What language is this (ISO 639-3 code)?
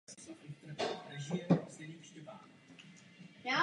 ces